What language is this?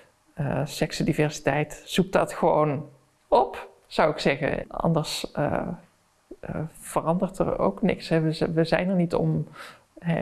Dutch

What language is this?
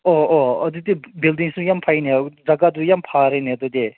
Manipuri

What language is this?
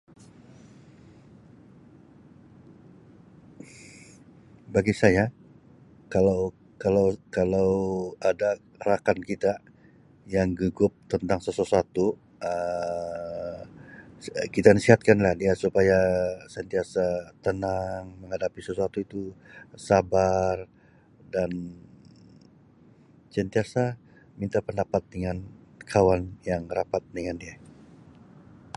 Sabah Malay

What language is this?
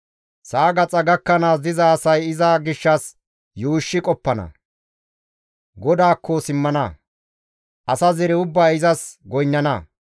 Gamo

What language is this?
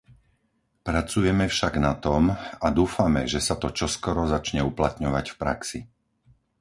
Slovak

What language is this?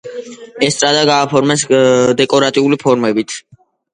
Georgian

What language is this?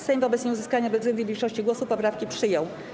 Polish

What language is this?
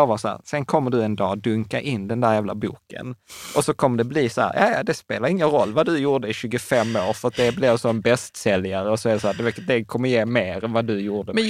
Swedish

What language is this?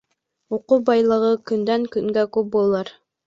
Bashkir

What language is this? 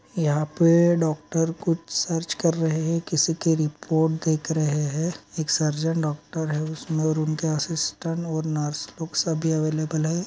Magahi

